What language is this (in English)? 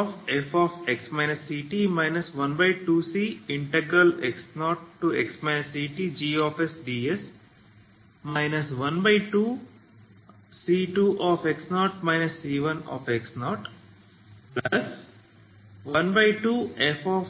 Kannada